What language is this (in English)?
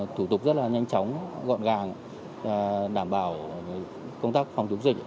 Vietnamese